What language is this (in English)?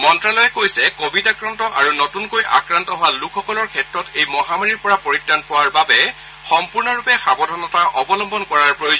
Assamese